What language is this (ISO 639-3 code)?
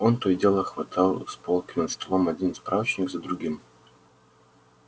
rus